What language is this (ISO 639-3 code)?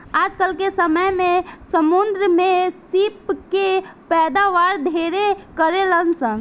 bho